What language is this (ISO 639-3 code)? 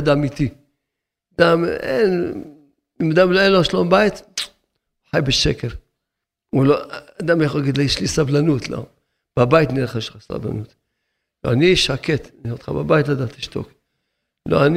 heb